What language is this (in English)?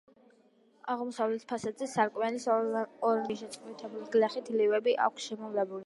Georgian